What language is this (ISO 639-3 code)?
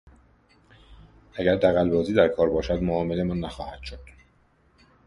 fas